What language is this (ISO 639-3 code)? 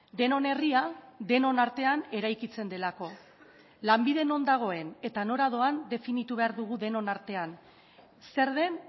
eus